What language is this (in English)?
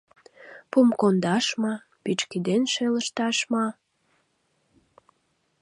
Mari